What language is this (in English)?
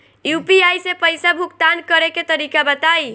Bhojpuri